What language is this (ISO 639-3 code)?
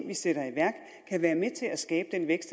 dan